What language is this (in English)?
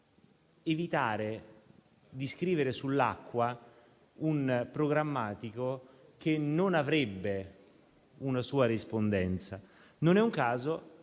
Italian